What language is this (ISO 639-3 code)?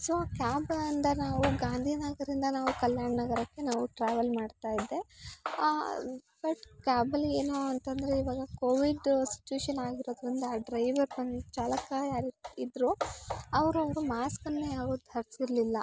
kan